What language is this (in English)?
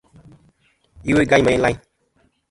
Kom